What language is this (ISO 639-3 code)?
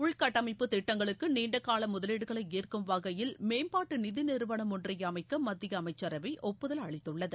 tam